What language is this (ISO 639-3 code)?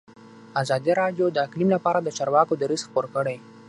pus